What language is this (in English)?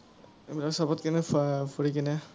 Assamese